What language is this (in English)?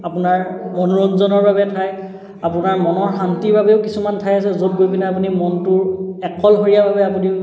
Assamese